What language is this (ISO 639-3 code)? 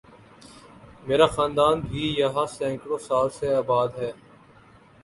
urd